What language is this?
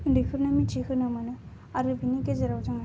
Bodo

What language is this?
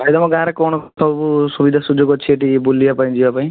Odia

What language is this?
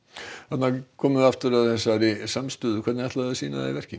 Icelandic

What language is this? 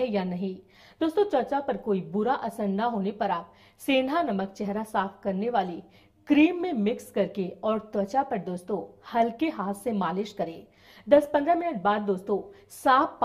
Hindi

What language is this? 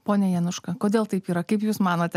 Lithuanian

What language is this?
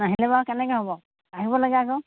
Assamese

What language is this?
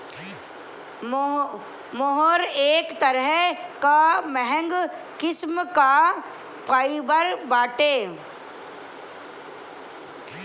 Bhojpuri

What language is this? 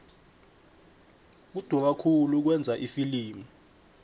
South Ndebele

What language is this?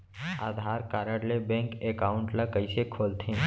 Chhattisgarhi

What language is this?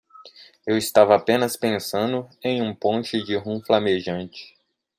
Portuguese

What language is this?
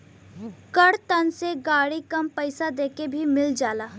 Bhojpuri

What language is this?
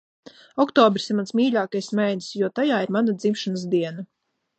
Latvian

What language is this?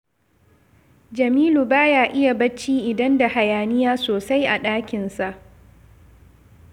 Hausa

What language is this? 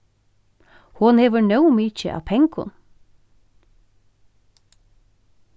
Faroese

